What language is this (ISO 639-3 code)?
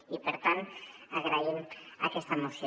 cat